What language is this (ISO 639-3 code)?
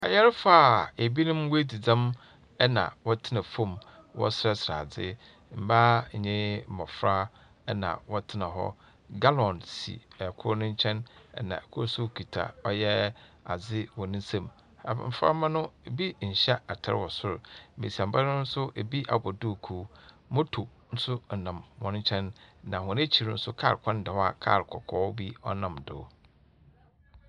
aka